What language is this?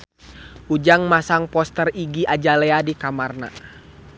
Sundanese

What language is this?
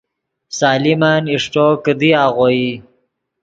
Yidgha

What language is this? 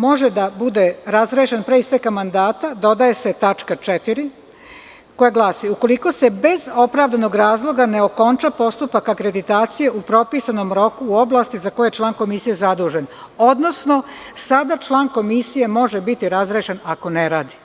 Serbian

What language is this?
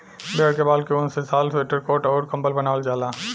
Bhojpuri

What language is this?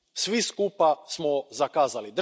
Croatian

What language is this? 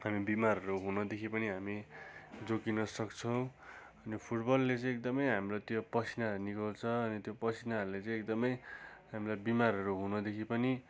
Nepali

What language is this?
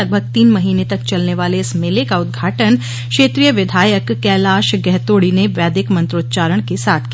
Hindi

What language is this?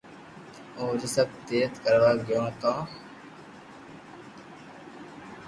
Loarki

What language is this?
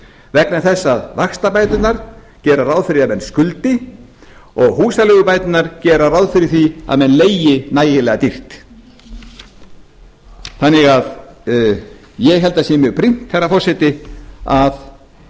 Icelandic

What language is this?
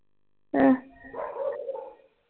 Punjabi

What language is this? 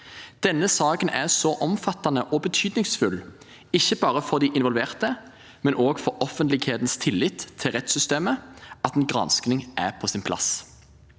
Norwegian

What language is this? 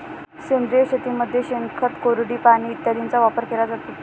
Marathi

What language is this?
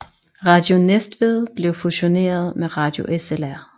Danish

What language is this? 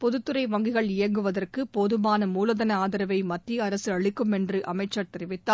Tamil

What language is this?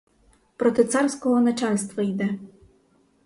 Ukrainian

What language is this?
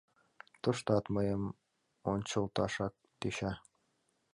Mari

